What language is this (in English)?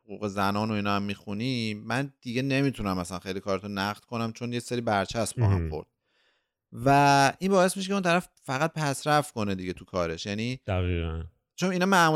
Persian